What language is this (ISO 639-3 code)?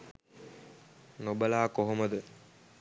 sin